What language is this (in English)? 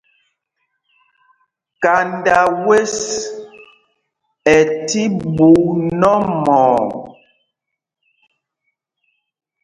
Mpumpong